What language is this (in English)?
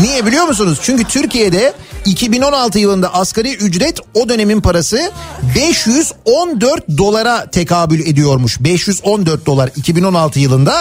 Turkish